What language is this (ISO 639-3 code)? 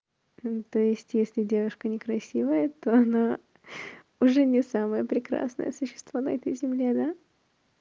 rus